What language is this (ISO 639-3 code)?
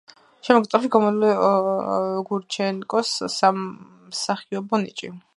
kat